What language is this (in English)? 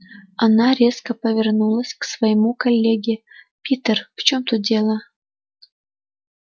Russian